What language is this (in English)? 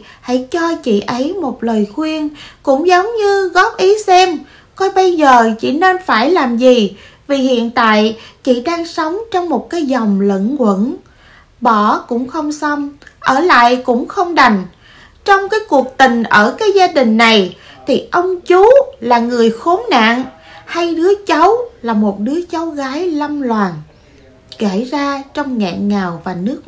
Vietnamese